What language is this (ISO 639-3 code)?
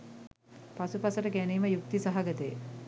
sin